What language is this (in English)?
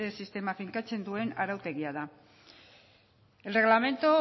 Basque